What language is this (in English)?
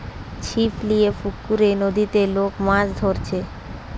Bangla